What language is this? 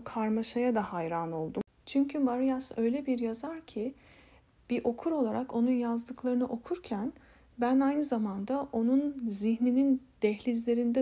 Turkish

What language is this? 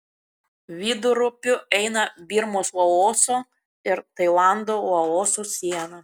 Lithuanian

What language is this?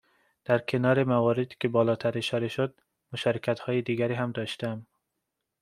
Persian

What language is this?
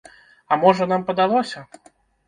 Belarusian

